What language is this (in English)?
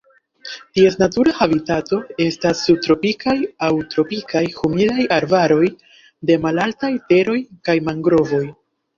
Esperanto